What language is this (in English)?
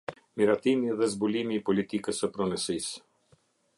Albanian